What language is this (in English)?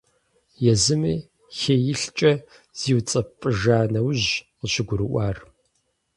Kabardian